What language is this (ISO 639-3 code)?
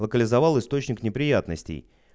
rus